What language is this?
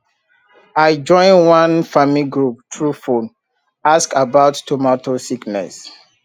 Nigerian Pidgin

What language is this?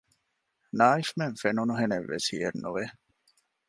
Divehi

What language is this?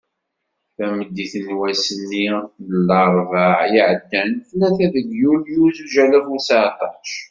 Kabyle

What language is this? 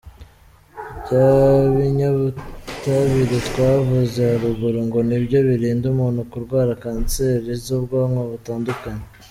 Kinyarwanda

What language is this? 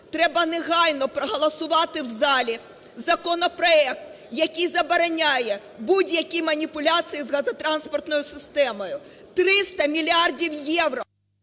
Ukrainian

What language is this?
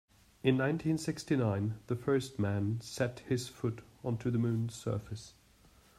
English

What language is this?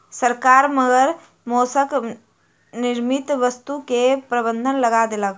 Maithili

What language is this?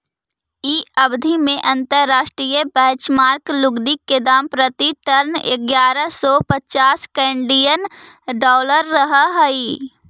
Magahi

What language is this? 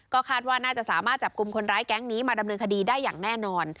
Thai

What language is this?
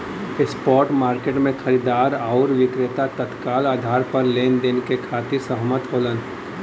Bhojpuri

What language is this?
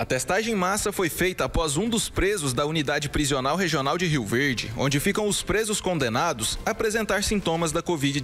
Portuguese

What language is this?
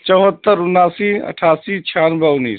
Urdu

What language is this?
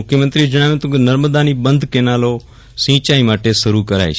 Gujarati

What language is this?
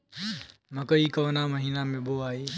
Bhojpuri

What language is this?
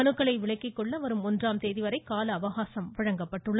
Tamil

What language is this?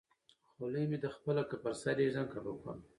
Pashto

